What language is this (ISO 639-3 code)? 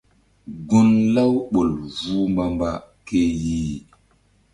mdd